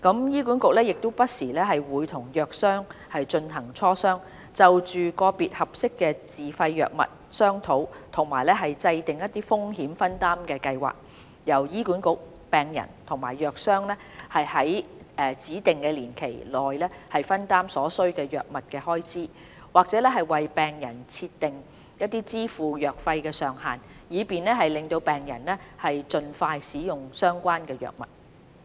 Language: Cantonese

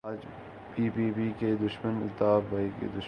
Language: Urdu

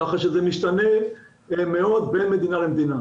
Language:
Hebrew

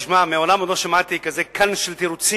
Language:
Hebrew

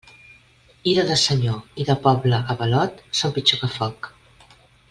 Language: Catalan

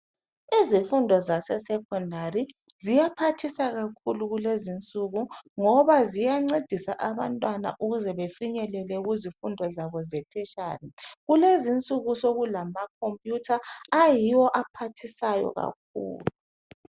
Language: North Ndebele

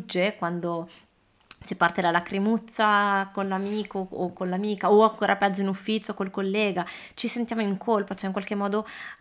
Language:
Italian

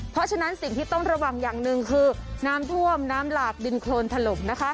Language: Thai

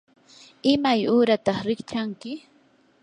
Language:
Yanahuanca Pasco Quechua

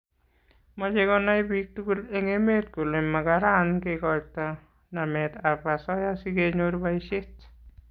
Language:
Kalenjin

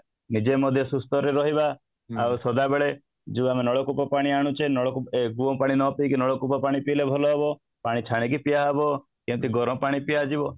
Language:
Odia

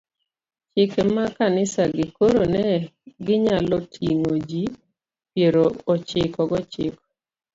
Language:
Luo (Kenya and Tanzania)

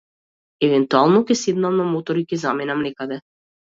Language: Macedonian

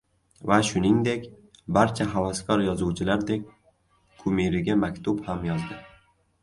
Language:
Uzbek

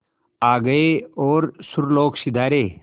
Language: Hindi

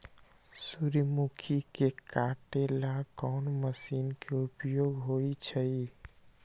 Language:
Magahi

